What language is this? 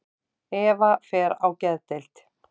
Icelandic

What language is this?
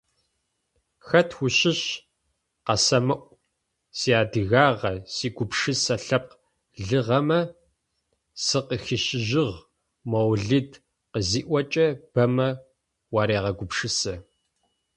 Adyghe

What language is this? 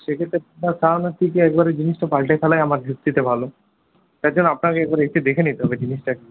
Bangla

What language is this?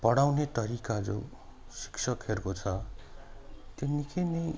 Nepali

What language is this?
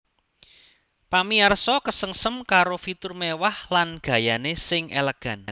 Javanese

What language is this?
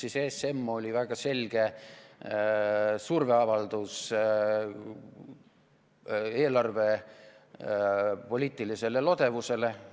Estonian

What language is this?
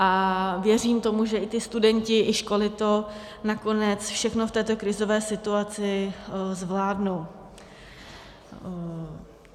Czech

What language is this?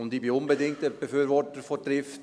Swiss German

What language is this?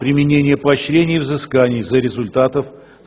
Russian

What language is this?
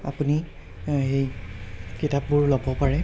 Assamese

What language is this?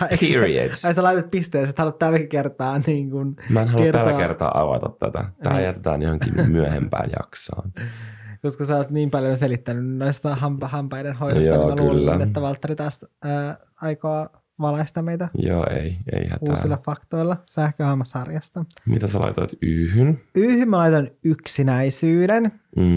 Finnish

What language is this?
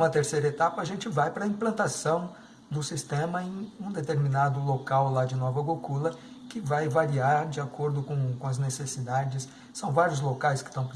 Portuguese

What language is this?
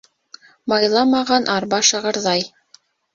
Bashkir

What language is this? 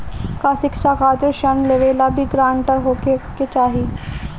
Bhojpuri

